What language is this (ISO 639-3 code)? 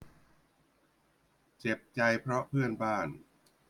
tha